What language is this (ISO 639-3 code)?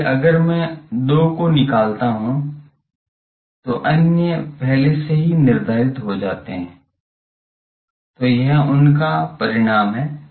hin